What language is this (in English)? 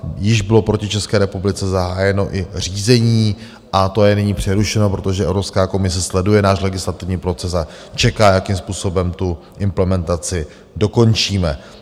Czech